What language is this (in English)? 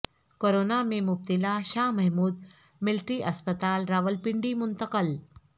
Urdu